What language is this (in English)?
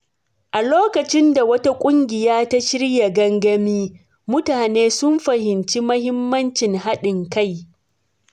Hausa